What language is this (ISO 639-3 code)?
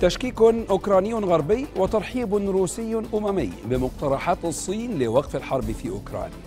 ara